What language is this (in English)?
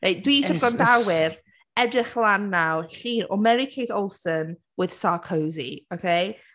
Welsh